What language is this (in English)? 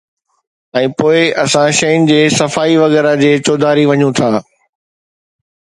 Sindhi